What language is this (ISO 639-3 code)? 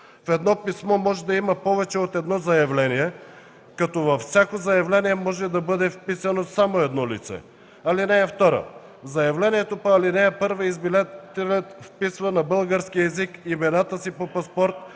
bul